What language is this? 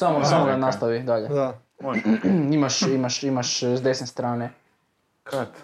Croatian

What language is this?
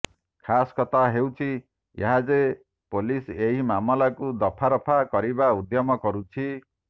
Odia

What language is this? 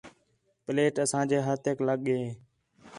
Khetrani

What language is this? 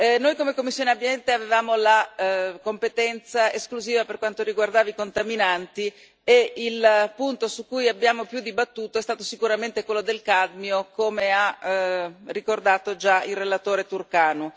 Italian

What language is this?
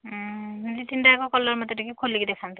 Odia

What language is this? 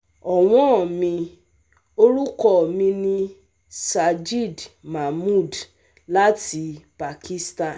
Yoruba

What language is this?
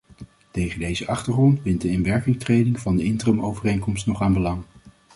Dutch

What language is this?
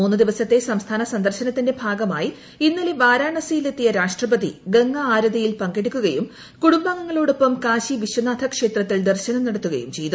Malayalam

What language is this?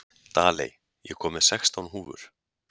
Icelandic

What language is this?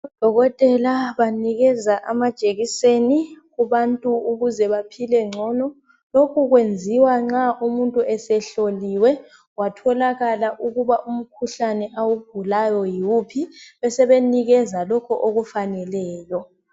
North Ndebele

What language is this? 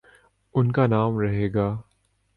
Urdu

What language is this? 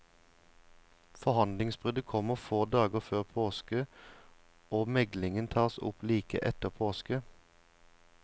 Norwegian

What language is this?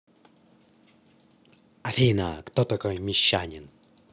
Russian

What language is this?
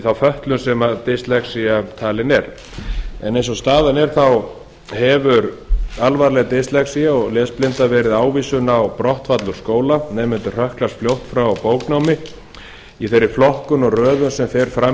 Icelandic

